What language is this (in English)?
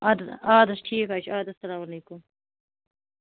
Kashmiri